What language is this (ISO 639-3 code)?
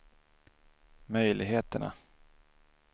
swe